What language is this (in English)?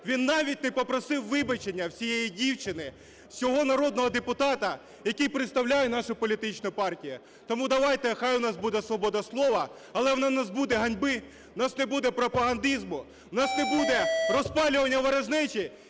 Ukrainian